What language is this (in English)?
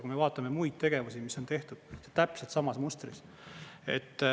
Estonian